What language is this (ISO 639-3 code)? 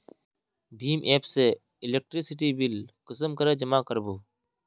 mag